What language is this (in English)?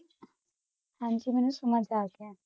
Punjabi